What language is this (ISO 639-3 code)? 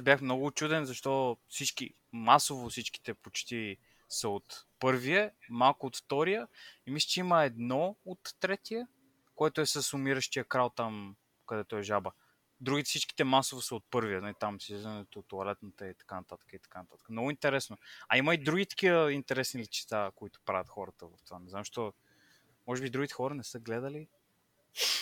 bul